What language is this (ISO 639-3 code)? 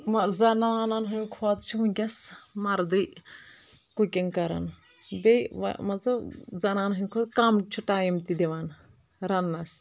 kas